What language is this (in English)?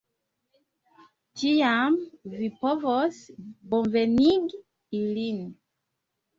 Esperanto